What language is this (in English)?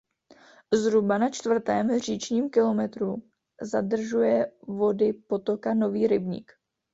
Czech